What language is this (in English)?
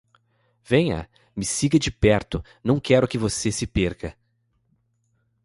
Portuguese